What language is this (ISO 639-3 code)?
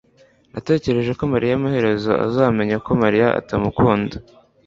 kin